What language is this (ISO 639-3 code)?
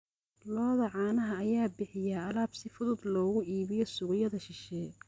som